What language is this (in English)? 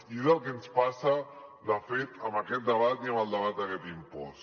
Catalan